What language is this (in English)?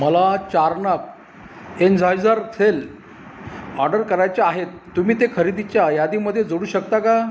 Marathi